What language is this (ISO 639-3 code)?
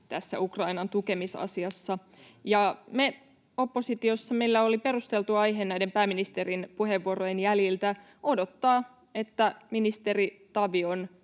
fin